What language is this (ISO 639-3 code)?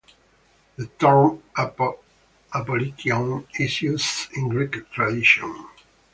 eng